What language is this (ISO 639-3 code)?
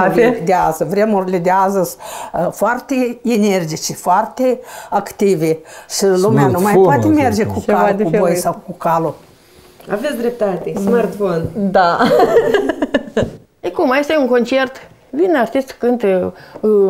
ron